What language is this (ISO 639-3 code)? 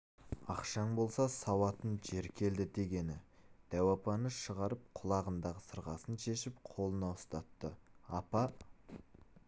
kaz